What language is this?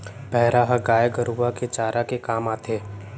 Chhattisgarhi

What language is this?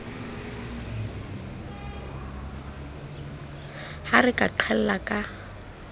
Southern Sotho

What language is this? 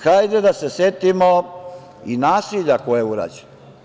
Serbian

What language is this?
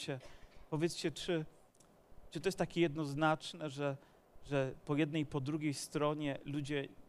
Polish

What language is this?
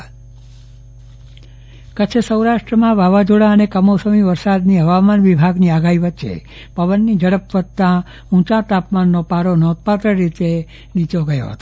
Gujarati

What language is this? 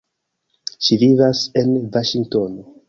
Esperanto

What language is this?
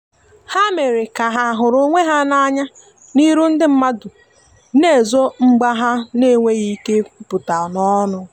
Igbo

